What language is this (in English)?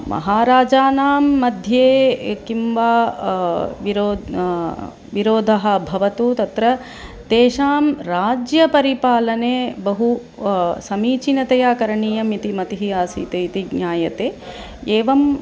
Sanskrit